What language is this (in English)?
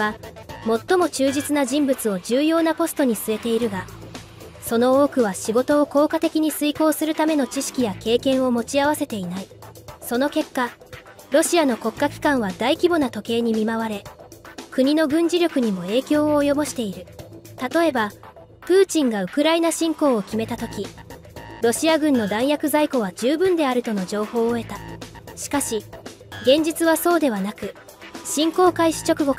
Japanese